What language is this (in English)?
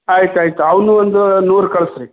Kannada